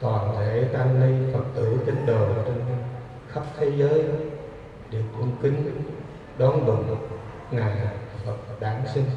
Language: Vietnamese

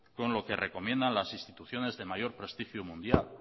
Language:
Spanish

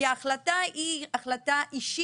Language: Hebrew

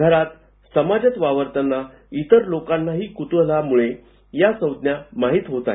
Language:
Marathi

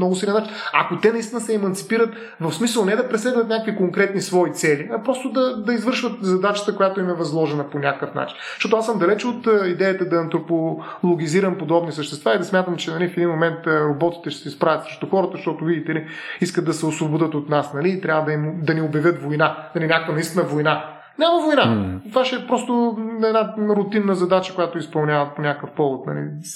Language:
Bulgarian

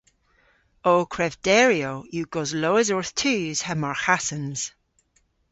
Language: Cornish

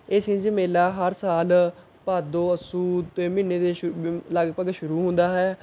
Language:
Punjabi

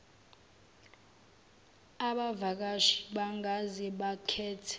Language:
Zulu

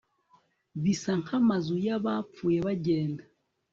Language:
Kinyarwanda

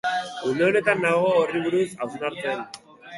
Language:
Basque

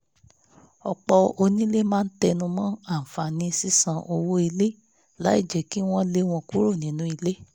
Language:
Yoruba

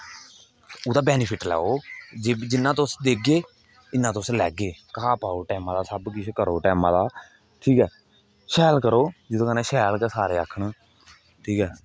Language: Dogri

